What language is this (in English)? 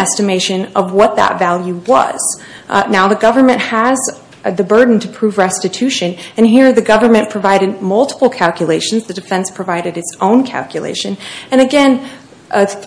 English